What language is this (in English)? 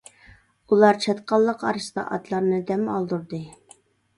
Uyghur